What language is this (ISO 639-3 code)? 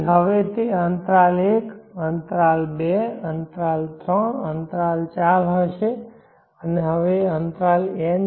guj